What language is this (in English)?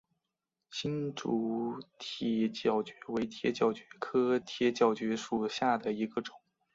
Chinese